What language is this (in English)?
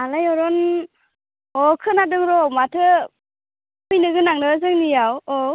Bodo